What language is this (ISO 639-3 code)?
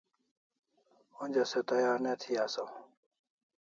kls